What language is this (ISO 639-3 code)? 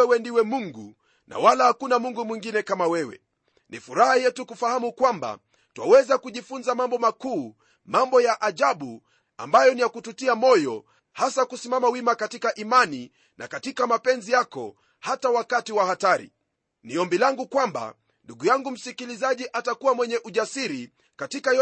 swa